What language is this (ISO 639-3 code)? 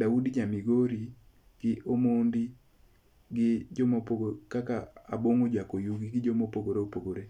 luo